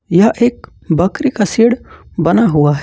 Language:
Hindi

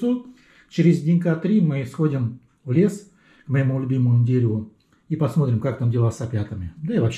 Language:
Russian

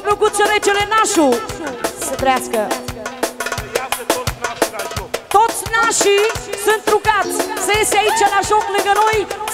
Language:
Romanian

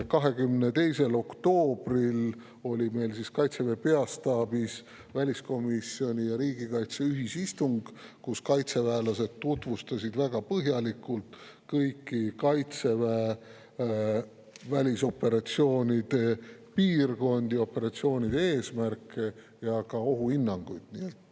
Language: Estonian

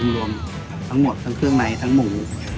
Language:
Thai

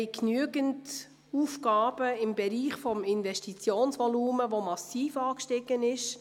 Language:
Swiss German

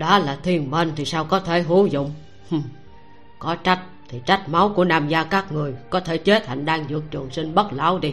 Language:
Vietnamese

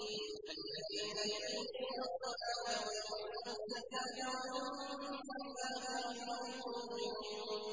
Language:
Arabic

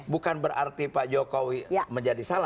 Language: Indonesian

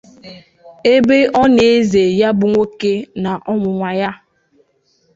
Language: Igbo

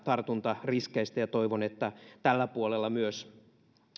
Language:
Finnish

